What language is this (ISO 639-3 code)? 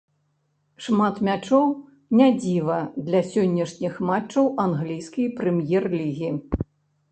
bel